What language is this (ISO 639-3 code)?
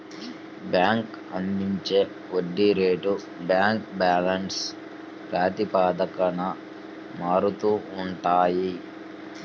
tel